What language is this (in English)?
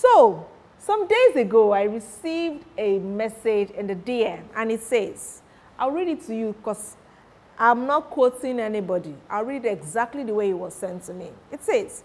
English